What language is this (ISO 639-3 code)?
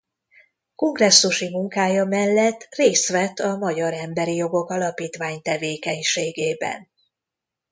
hun